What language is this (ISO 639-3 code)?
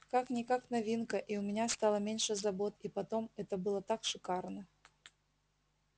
rus